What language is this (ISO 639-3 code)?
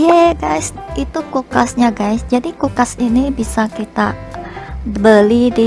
ind